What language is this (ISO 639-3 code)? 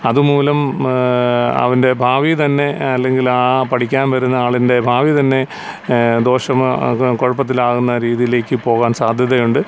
mal